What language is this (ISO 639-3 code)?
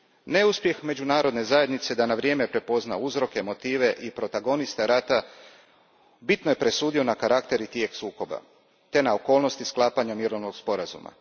hrv